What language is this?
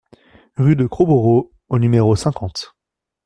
French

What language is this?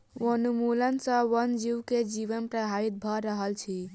Maithili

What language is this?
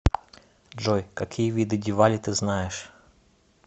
Russian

